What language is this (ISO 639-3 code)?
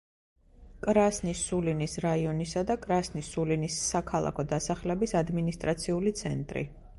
kat